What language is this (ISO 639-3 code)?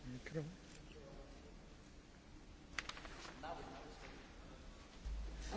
ron